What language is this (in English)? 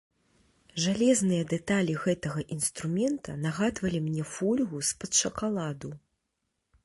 Belarusian